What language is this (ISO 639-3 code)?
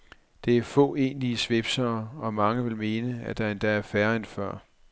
dan